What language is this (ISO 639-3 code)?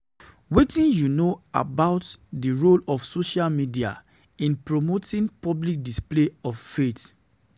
pcm